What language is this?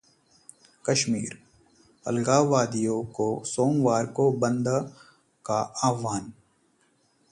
Hindi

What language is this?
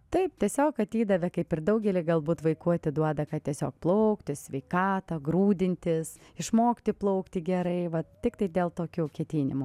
Lithuanian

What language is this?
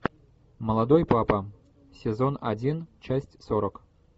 Russian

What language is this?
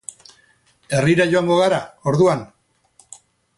Basque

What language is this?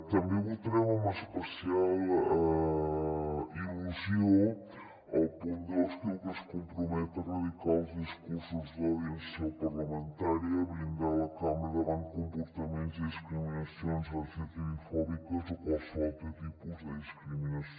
Catalan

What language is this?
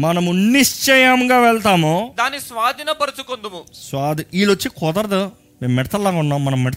Telugu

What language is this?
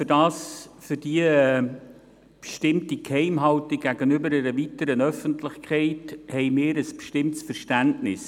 Swiss German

